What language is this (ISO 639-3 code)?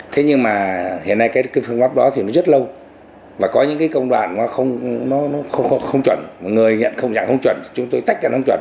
vie